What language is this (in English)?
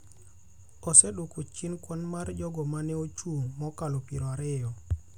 Luo (Kenya and Tanzania)